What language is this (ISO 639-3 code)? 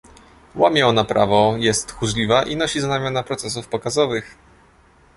pol